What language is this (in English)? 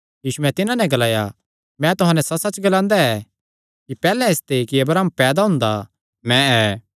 Kangri